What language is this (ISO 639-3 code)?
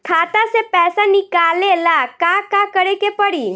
bho